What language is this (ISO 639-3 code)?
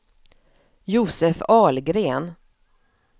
swe